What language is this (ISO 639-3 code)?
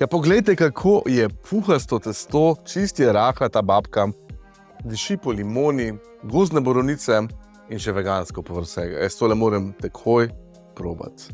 slv